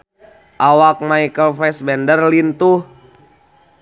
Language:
Sundanese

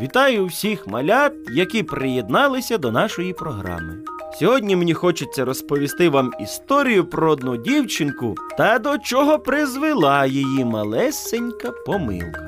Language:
Ukrainian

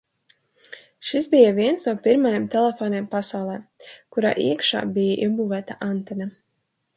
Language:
Latvian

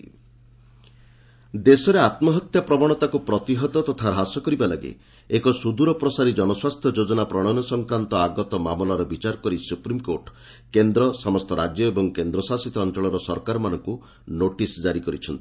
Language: Odia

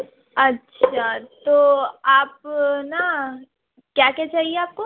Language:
Urdu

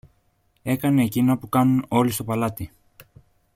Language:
Greek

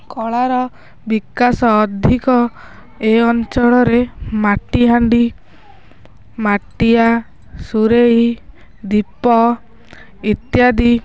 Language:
Odia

